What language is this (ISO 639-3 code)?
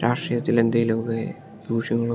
mal